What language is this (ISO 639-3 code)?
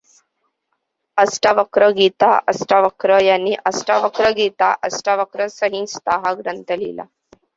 mar